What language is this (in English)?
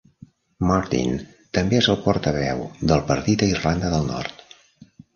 Catalan